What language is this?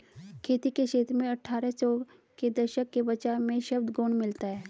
Hindi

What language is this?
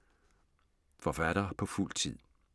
Danish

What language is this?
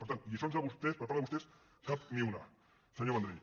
Catalan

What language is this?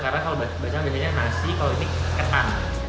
Indonesian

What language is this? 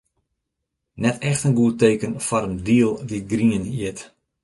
Western Frisian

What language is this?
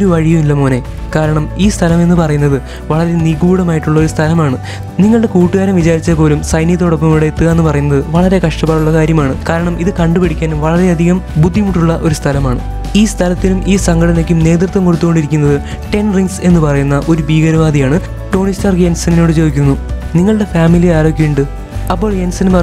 Turkish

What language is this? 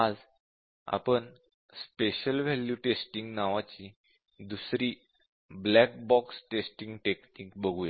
Marathi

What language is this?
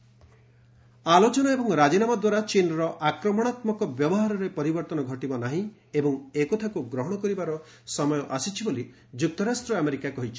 Odia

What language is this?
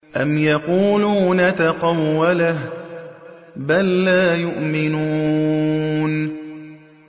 Arabic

